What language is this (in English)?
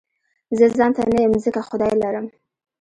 Pashto